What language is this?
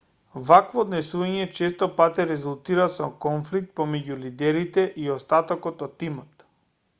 Macedonian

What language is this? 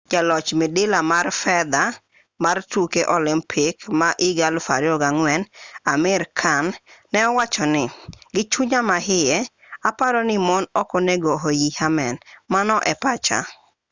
Luo (Kenya and Tanzania)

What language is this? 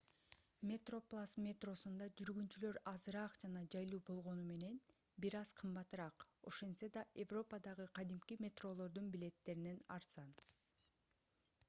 Kyrgyz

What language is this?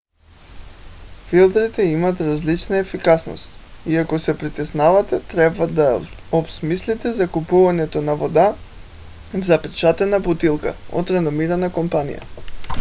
Bulgarian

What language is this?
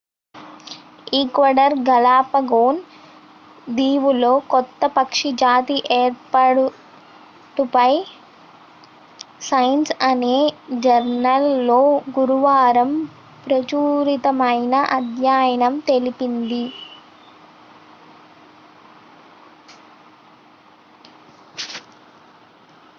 Telugu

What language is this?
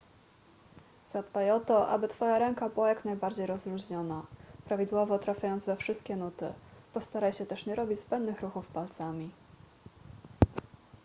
Polish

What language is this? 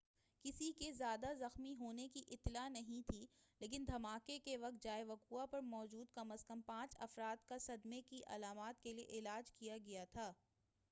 Urdu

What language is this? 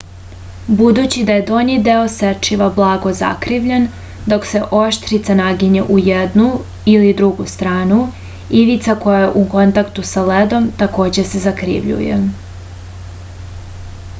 Serbian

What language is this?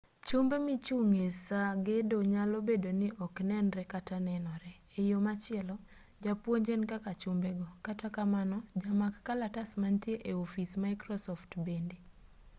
Luo (Kenya and Tanzania)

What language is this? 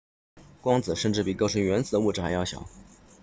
Chinese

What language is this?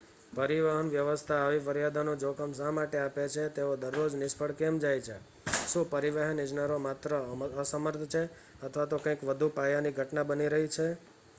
Gujarati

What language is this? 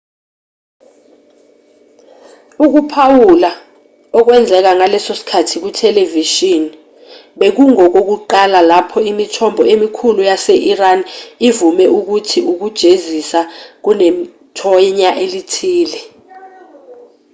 Zulu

